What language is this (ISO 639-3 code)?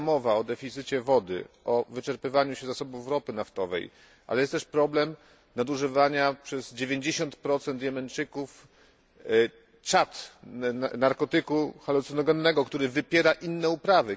pol